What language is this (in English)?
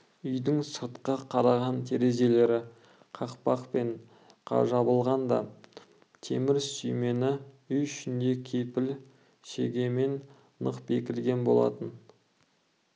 Kazakh